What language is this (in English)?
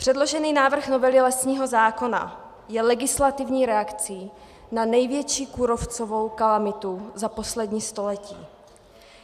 Czech